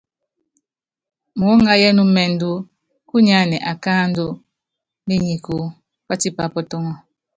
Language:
Yangben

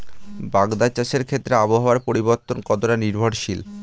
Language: Bangla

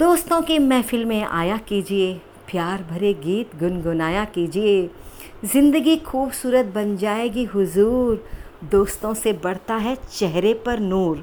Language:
Hindi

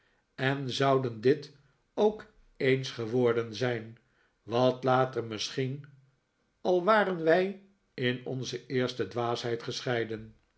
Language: Dutch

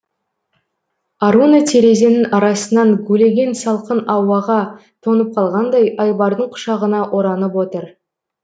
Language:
Kazakh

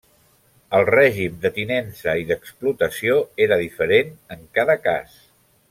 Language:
Catalan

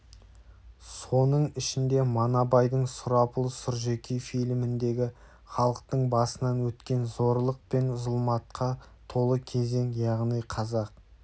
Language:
Kazakh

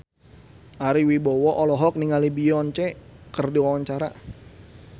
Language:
Sundanese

